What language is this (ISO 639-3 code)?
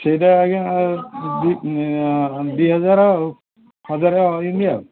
ori